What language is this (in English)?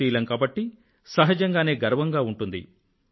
Telugu